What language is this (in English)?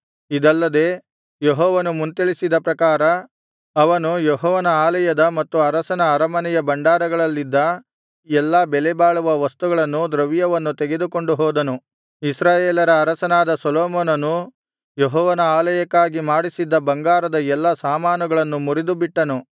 Kannada